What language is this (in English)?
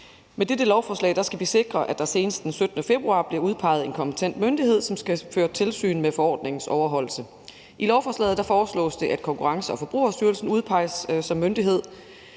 Danish